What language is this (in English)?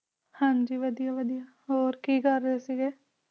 Punjabi